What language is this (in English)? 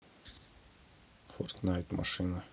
Russian